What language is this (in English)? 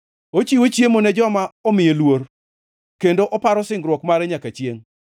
Luo (Kenya and Tanzania)